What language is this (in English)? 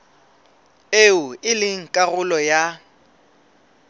Southern Sotho